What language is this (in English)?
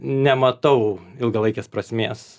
Lithuanian